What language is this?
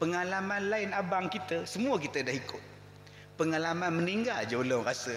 Malay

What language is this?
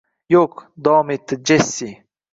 Uzbek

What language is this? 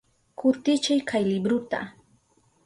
Southern Pastaza Quechua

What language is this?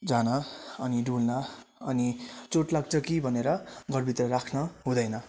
Nepali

